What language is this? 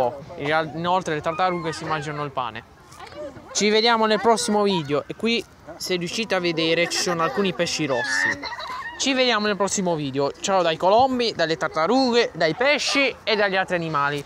Italian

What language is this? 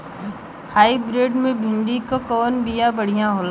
Bhojpuri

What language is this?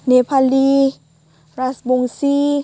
Bodo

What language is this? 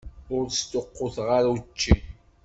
Kabyle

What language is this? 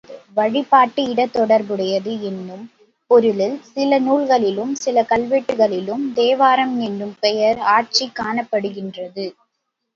Tamil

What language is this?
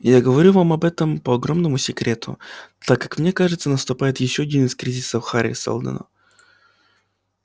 Russian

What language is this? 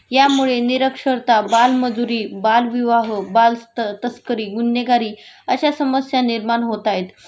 Marathi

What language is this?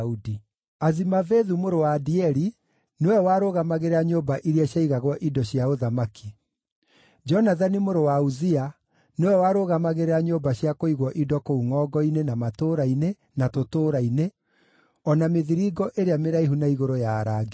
Kikuyu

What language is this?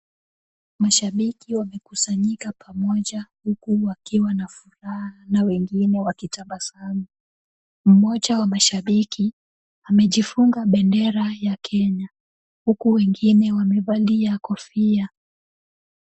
Swahili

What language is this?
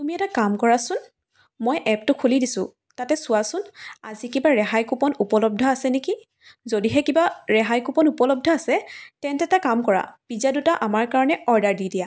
Assamese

